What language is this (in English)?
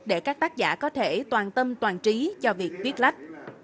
Vietnamese